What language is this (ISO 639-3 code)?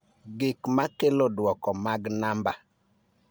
luo